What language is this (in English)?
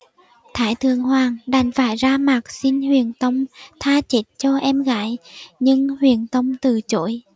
Vietnamese